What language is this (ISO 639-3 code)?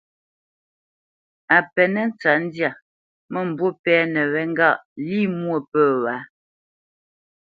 bce